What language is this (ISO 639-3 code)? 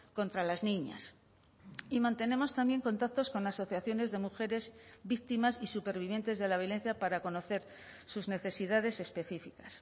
spa